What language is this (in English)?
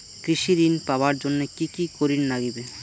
Bangla